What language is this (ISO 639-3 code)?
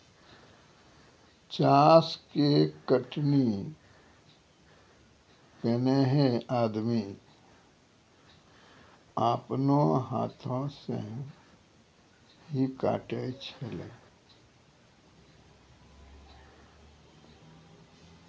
mai